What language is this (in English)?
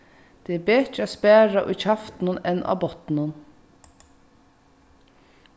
Faroese